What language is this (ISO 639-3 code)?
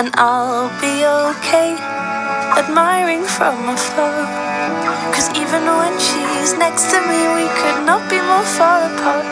eng